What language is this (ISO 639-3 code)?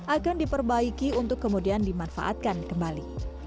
ind